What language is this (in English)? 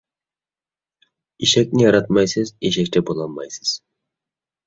Uyghur